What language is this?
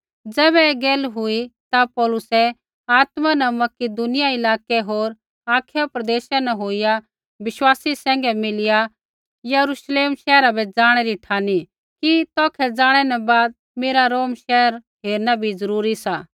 Kullu Pahari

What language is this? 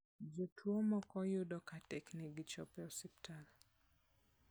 Luo (Kenya and Tanzania)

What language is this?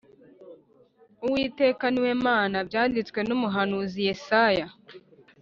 Kinyarwanda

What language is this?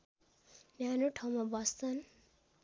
Nepali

